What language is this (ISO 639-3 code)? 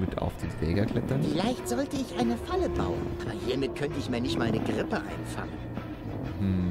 deu